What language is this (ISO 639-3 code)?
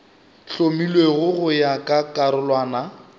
nso